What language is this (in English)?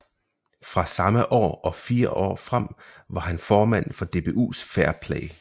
Danish